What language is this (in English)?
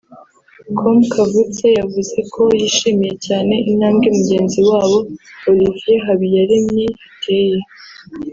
Kinyarwanda